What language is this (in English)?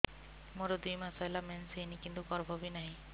Odia